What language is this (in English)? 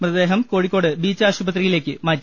Malayalam